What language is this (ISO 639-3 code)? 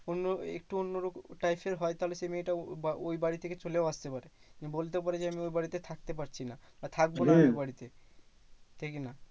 ben